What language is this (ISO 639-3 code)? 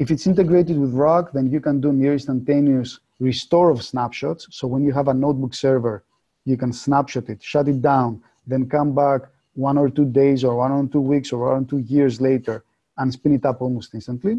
eng